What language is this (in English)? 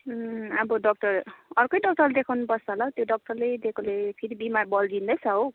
Nepali